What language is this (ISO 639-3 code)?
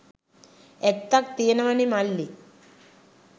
sin